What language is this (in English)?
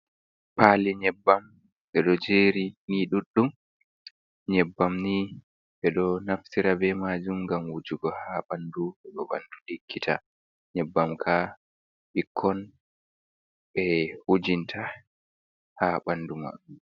Fula